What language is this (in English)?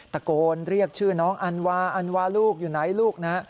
Thai